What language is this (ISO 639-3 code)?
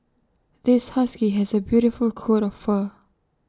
eng